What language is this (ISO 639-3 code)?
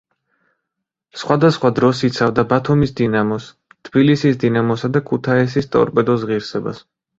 kat